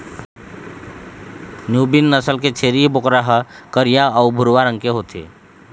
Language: Chhattisgarhi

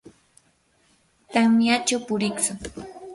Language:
Yanahuanca Pasco Quechua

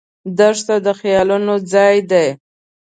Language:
Pashto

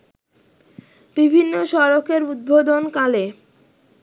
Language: Bangla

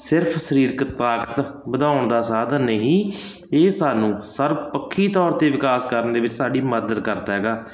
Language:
Punjabi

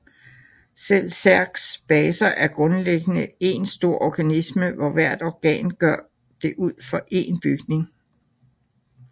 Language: Danish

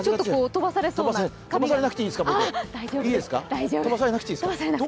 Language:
Japanese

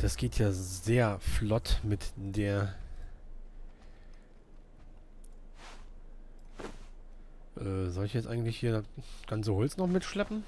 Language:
German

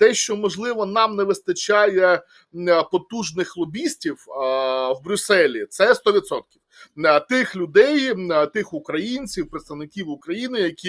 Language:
Ukrainian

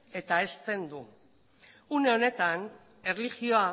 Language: Basque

